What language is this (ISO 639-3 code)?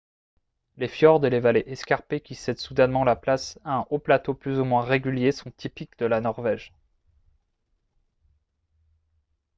fra